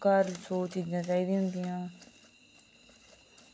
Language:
Dogri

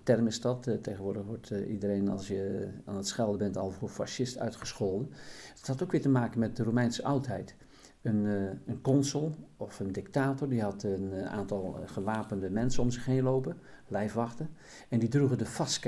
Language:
Dutch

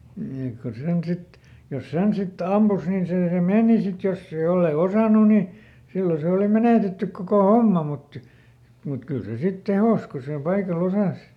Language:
Finnish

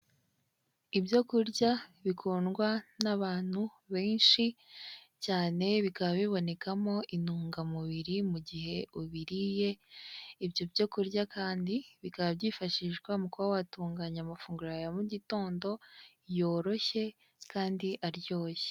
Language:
Kinyarwanda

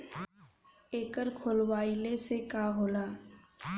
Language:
Bhojpuri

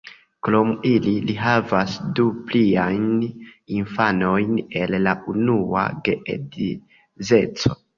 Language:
Esperanto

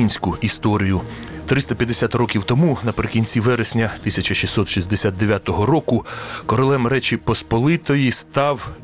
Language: Ukrainian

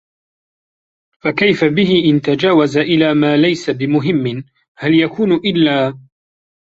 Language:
Arabic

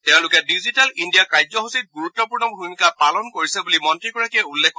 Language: Assamese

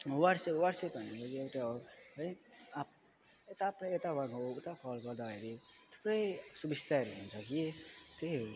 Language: Nepali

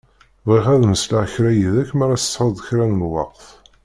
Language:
Kabyle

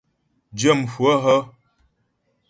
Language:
Ghomala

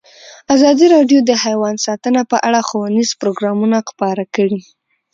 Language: Pashto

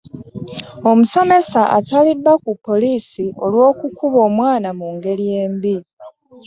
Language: Ganda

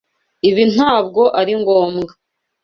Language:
Kinyarwanda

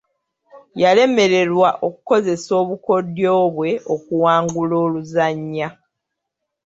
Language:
Ganda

